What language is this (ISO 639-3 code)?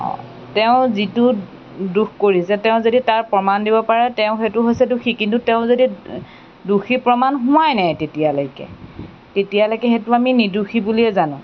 asm